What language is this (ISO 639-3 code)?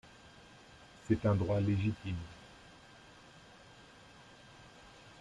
fra